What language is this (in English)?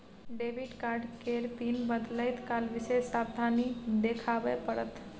Maithili